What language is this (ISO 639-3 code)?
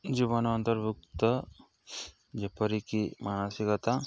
ori